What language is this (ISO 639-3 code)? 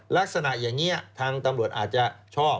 tha